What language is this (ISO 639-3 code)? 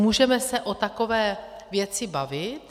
ces